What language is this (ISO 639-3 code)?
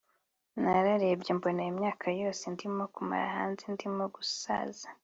kin